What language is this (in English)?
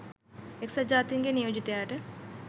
Sinhala